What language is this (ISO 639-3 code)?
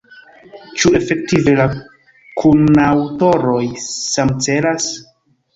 epo